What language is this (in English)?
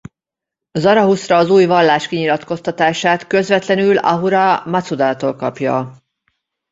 Hungarian